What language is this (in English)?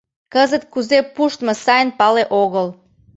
Mari